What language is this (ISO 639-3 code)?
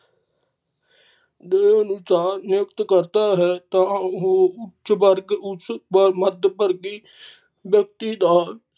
pan